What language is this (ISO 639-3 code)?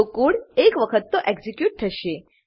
guj